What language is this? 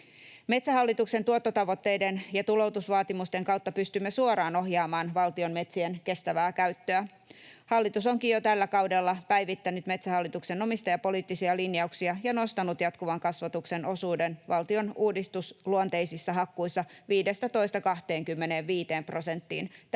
Finnish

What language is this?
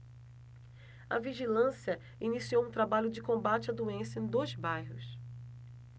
Portuguese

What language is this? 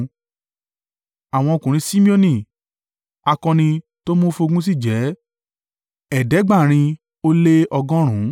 Yoruba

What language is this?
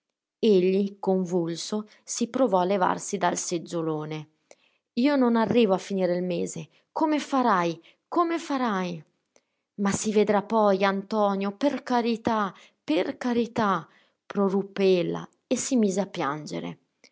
Italian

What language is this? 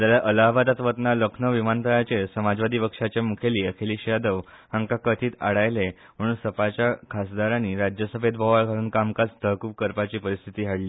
Konkani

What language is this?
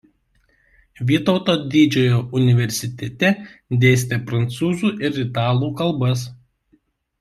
Lithuanian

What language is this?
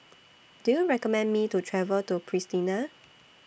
English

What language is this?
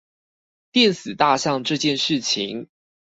Chinese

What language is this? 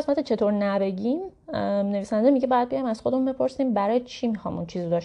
Persian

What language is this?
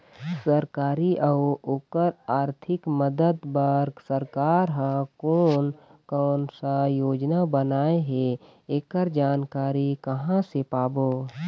Chhattisgarhi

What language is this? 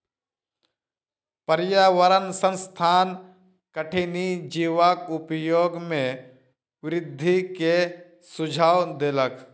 Maithili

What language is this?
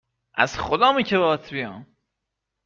Persian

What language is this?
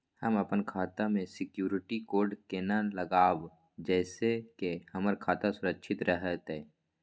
Maithili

